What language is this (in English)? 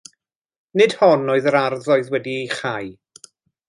Welsh